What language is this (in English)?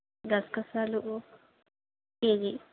Telugu